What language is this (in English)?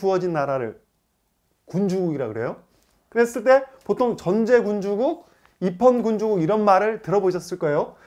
Korean